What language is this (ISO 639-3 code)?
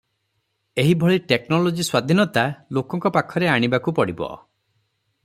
ori